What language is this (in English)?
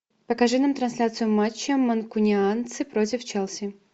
Russian